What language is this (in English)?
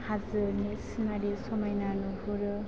Bodo